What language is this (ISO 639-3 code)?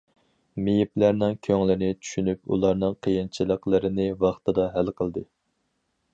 uig